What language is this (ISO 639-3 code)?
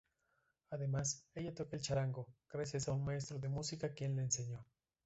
spa